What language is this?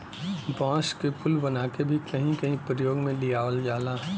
Bhojpuri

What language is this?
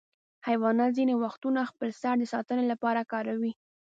Pashto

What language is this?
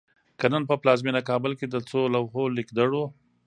Pashto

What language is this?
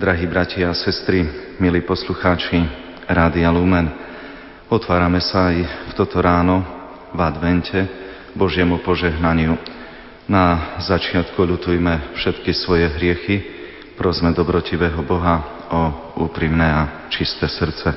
Slovak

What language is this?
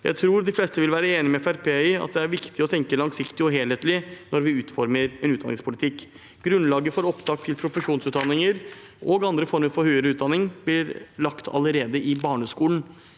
Norwegian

